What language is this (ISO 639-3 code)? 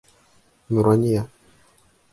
bak